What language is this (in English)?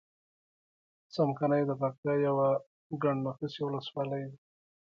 Pashto